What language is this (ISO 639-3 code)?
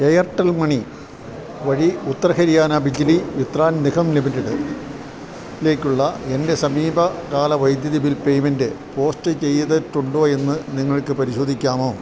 mal